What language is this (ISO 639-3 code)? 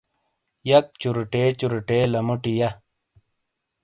scl